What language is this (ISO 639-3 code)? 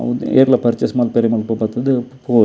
tcy